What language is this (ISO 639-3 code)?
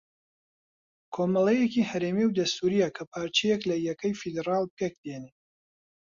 ckb